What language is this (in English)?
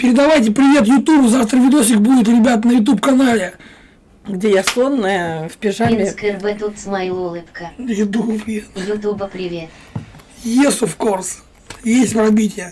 Russian